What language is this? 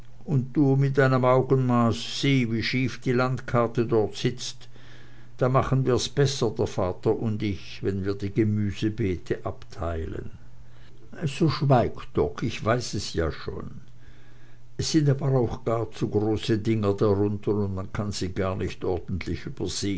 German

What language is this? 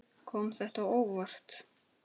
Icelandic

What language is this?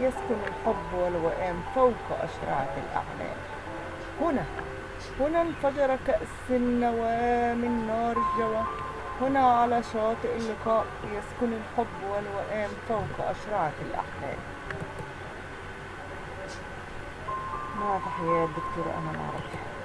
Arabic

